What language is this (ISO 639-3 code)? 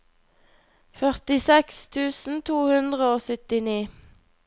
nor